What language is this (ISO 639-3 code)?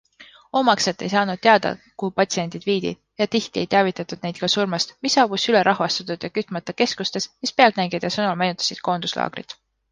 est